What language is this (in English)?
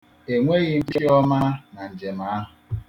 Igbo